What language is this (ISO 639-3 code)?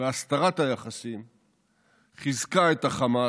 heb